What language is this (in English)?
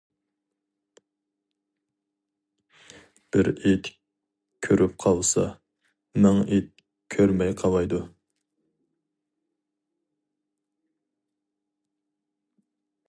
Uyghur